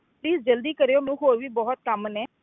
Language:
Punjabi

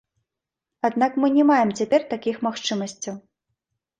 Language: Belarusian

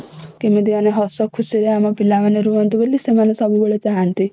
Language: Odia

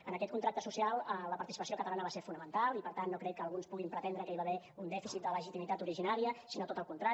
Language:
Catalan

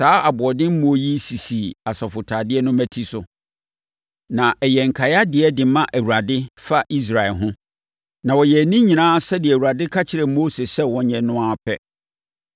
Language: Akan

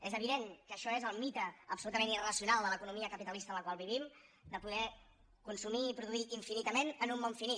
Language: Catalan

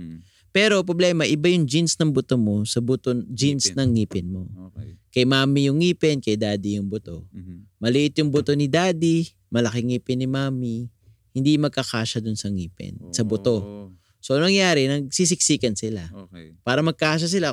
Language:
Filipino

